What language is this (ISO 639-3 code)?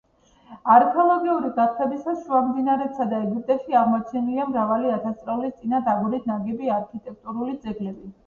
kat